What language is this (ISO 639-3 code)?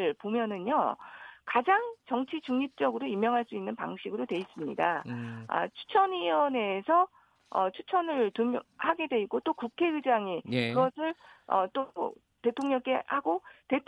kor